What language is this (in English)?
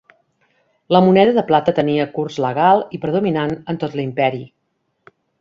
Catalan